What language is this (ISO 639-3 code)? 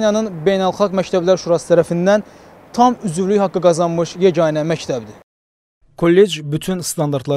tur